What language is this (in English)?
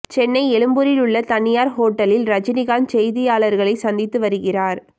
Tamil